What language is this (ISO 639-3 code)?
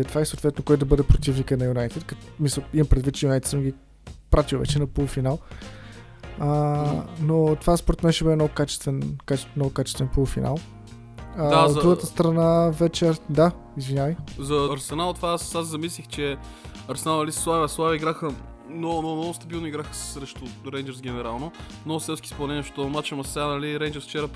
bul